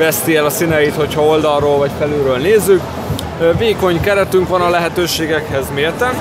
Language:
Hungarian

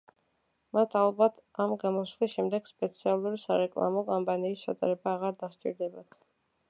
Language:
Georgian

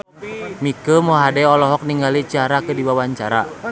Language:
Sundanese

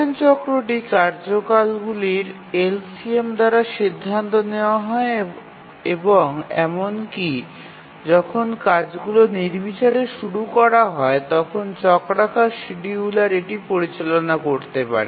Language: Bangla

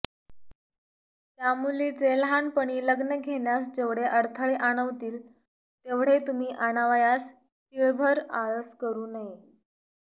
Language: Marathi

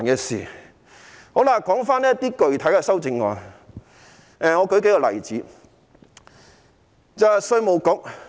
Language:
Cantonese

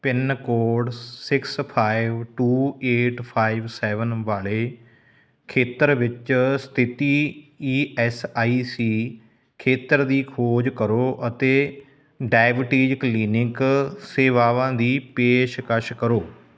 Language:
Punjabi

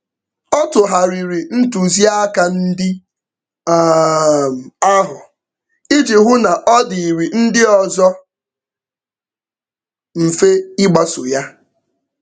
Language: Igbo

